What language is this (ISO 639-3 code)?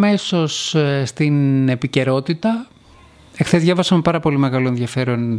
ell